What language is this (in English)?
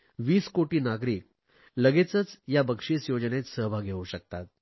Marathi